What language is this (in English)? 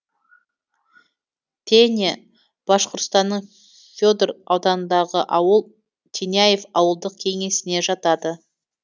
Kazakh